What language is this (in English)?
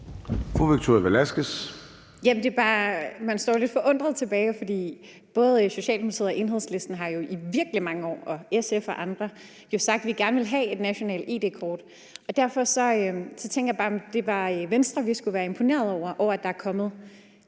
Danish